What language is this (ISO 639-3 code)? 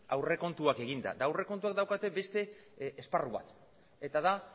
eus